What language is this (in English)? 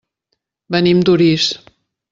Catalan